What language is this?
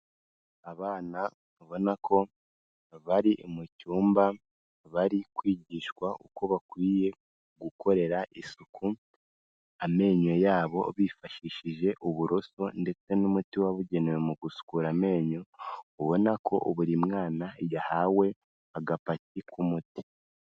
Kinyarwanda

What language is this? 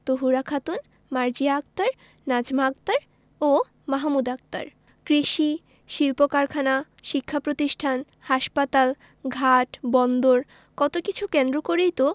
Bangla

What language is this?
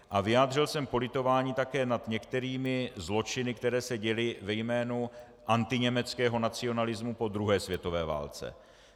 Czech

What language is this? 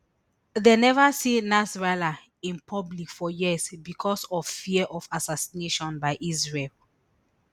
Nigerian Pidgin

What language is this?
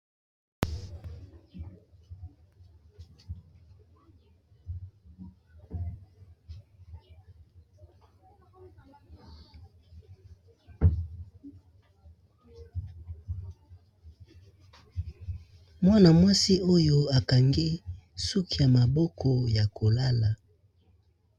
Lingala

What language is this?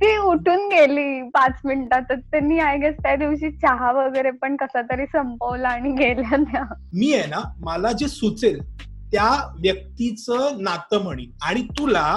Marathi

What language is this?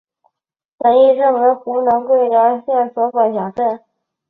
Chinese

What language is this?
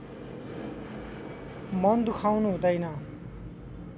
Nepali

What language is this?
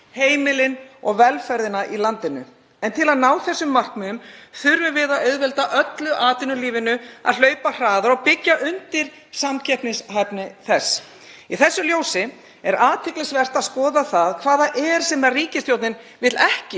Icelandic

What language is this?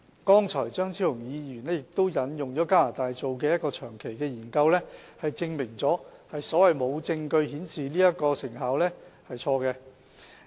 Cantonese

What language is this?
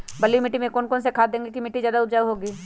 Magahi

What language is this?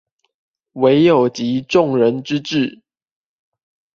Chinese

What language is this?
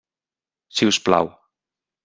Catalan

